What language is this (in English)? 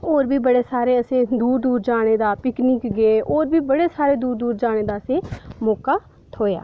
Dogri